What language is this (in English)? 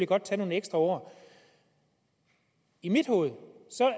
Danish